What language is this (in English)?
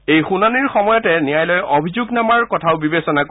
Assamese